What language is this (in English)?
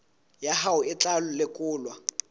Southern Sotho